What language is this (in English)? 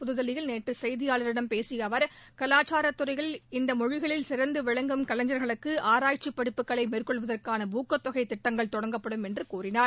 Tamil